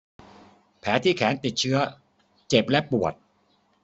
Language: Thai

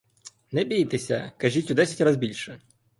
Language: Ukrainian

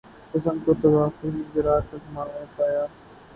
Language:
Urdu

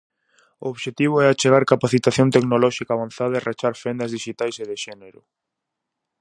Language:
Galician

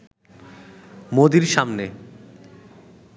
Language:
Bangla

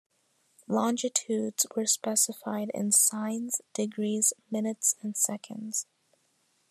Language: English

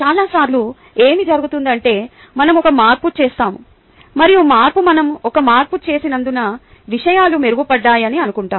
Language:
Telugu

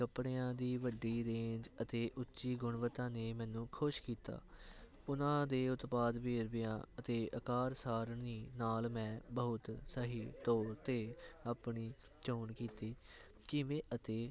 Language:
Punjabi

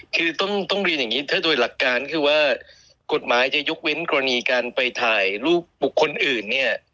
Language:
Thai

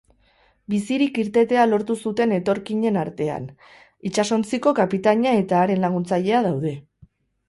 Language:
Basque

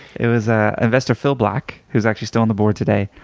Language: English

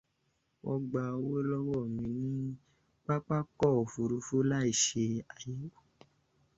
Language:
Yoruba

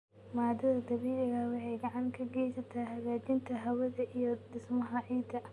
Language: Somali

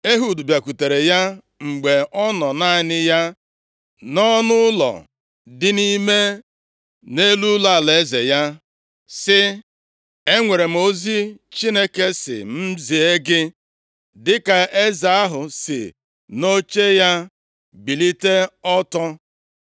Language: Igbo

